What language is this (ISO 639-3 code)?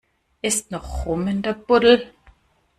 deu